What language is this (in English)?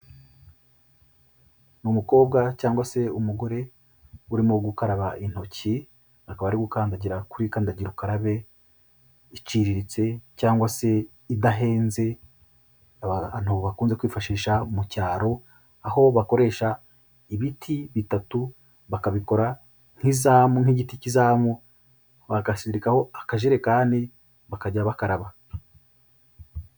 Kinyarwanda